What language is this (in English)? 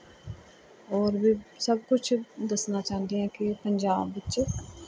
Punjabi